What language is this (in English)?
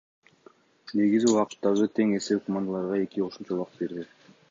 Kyrgyz